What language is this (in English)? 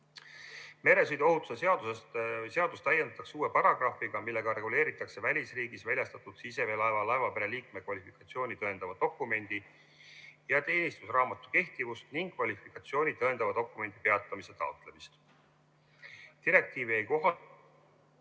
Estonian